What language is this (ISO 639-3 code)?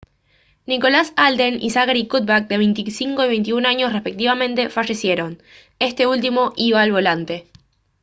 spa